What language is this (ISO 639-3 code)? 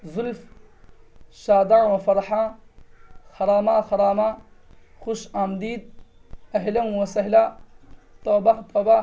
urd